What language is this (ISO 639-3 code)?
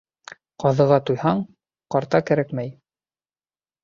bak